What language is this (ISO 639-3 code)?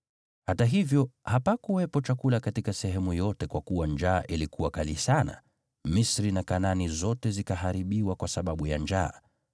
swa